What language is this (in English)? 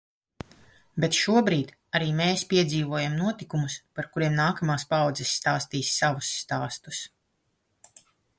Latvian